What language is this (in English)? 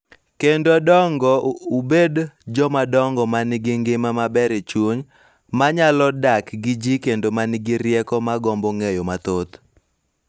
Luo (Kenya and Tanzania)